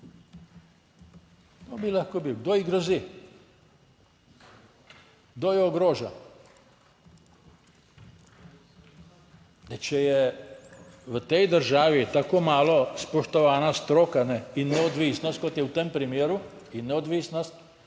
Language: Slovenian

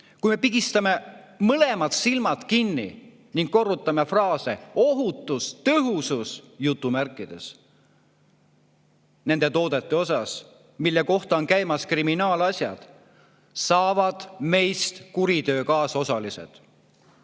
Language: Estonian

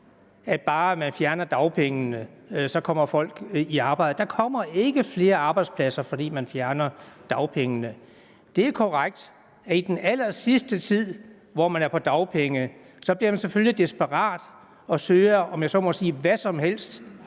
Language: Danish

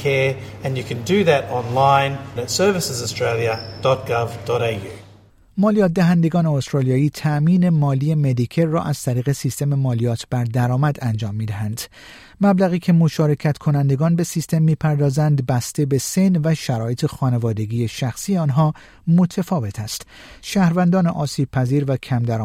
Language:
Persian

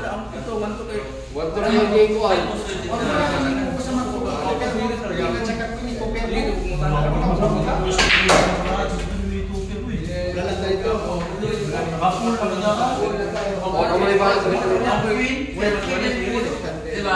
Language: Indonesian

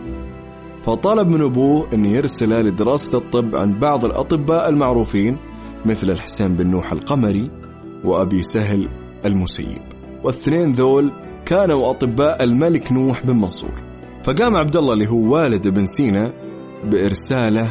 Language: Arabic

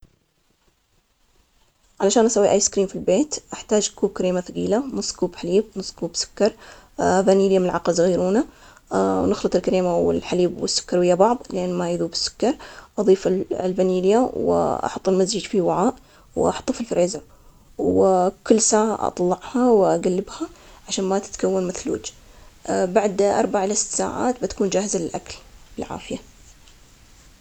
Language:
Omani Arabic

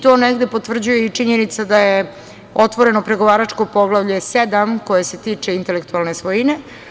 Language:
Serbian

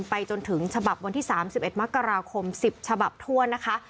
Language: Thai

